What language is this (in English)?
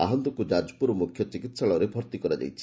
Odia